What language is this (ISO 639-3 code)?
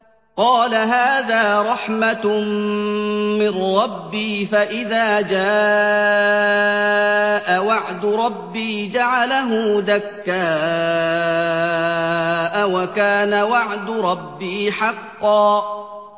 ara